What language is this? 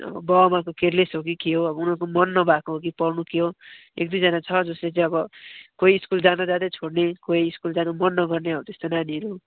Nepali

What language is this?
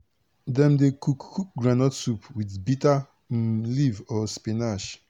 Nigerian Pidgin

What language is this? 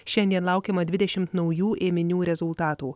Lithuanian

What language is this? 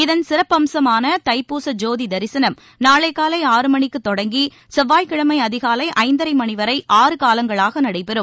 Tamil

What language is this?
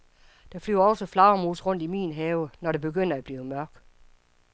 Danish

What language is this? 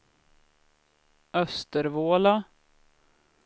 Swedish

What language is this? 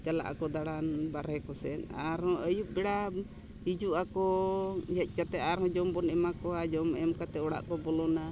Santali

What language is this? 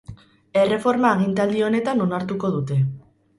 Basque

